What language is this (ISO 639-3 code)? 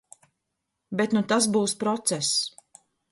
lav